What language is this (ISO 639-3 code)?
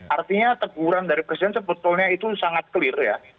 ind